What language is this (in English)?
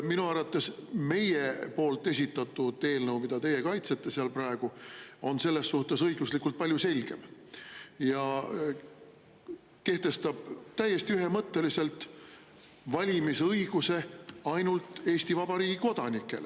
Estonian